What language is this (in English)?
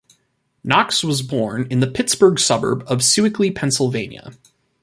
English